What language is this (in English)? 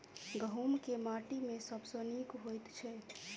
Maithili